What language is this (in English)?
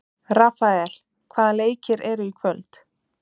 Icelandic